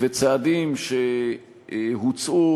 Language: Hebrew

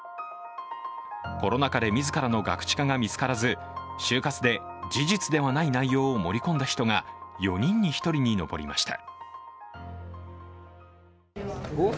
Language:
Japanese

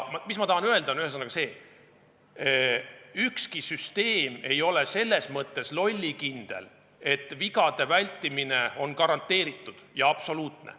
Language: Estonian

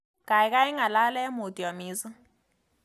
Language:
Kalenjin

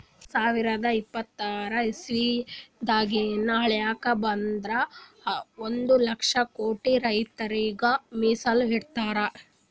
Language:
Kannada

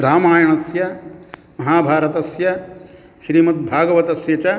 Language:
Sanskrit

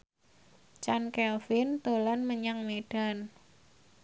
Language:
Javanese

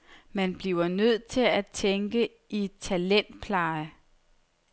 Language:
Danish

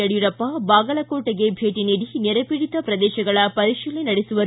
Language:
Kannada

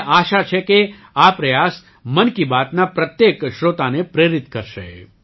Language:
Gujarati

